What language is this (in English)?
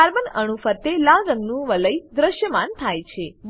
Gujarati